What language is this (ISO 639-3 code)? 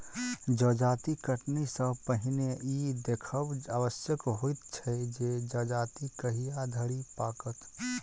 mai